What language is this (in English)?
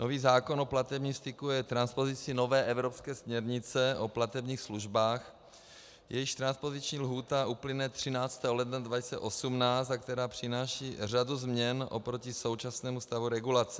Czech